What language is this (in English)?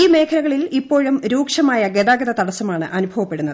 Malayalam